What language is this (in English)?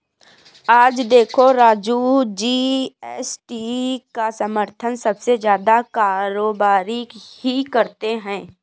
Hindi